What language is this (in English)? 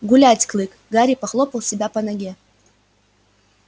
Russian